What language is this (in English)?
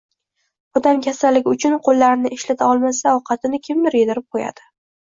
Uzbek